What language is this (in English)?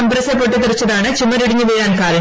Malayalam